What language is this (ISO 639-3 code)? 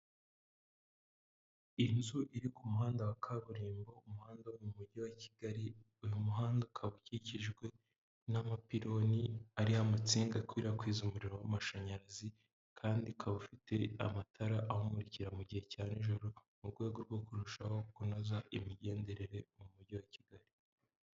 kin